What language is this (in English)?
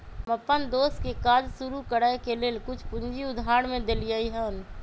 Magahi